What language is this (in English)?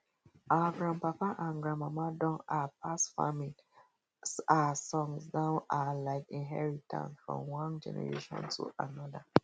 Nigerian Pidgin